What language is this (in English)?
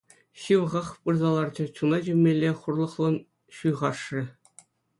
Chuvash